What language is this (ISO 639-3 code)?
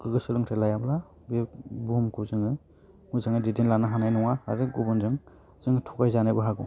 brx